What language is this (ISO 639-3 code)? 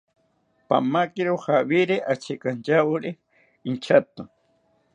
cpy